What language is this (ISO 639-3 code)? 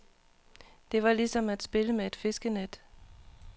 dan